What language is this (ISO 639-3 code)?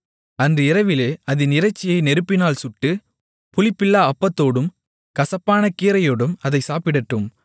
tam